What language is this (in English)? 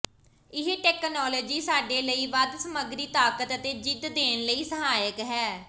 Punjabi